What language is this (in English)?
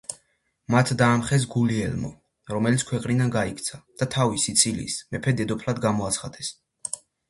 Georgian